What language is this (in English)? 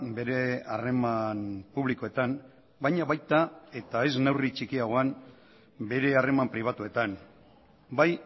Basque